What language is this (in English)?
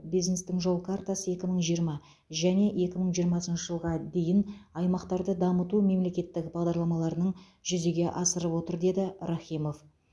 Kazakh